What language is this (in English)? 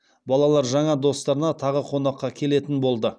Kazakh